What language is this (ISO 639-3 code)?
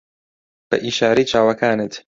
ckb